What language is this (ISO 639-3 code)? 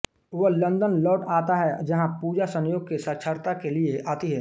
hin